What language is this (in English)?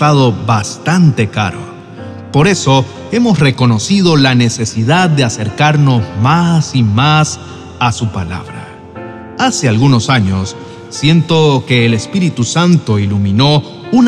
Spanish